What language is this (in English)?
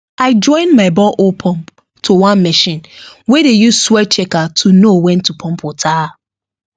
Nigerian Pidgin